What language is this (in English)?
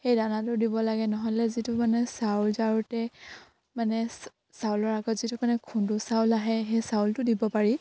Assamese